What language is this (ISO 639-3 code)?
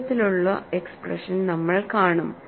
mal